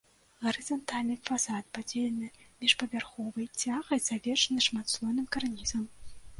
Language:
Belarusian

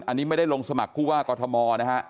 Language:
Thai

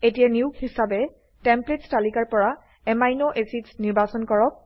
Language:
Assamese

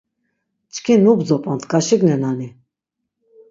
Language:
Laz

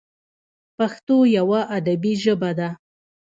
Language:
Pashto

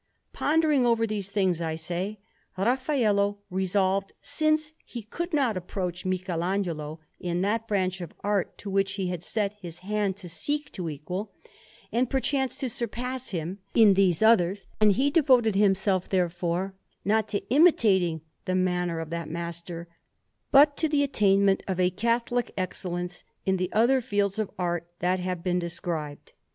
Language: English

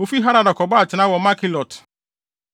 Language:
Akan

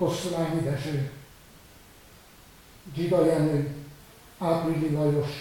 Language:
Hungarian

